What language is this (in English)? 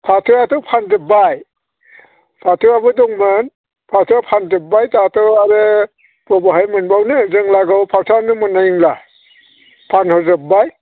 Bodo